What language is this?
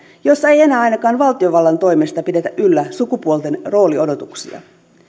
Finnish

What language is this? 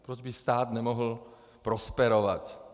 Czech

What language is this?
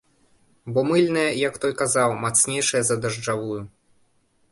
Belarusian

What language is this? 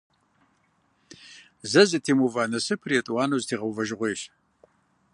Kabardian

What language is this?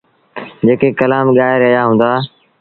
Sindhi Bhil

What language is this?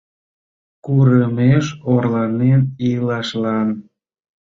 Mari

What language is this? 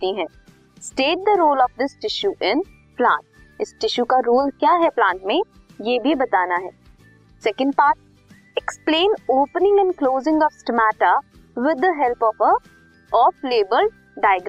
Hindi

